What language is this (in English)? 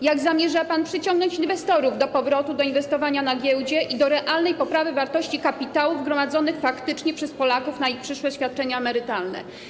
Polish